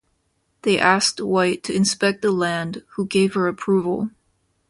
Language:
English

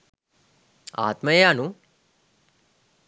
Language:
Sinhala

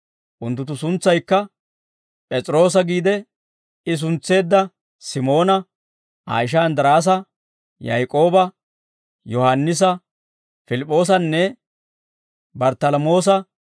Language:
Dawro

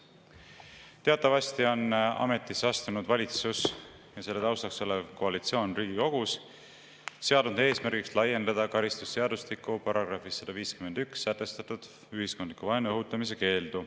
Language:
Estonian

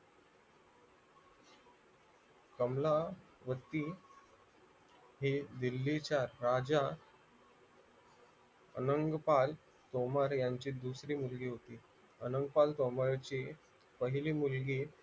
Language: Marathi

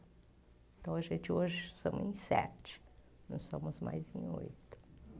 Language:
Portuguese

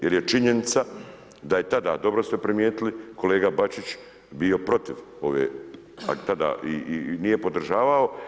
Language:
Croatian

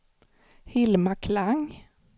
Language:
Swedish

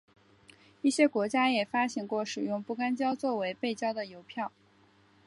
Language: Chinese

